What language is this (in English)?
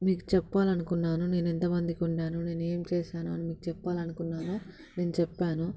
Telugu